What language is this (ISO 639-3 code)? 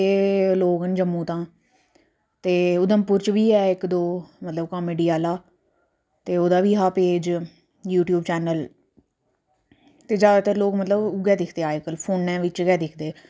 doi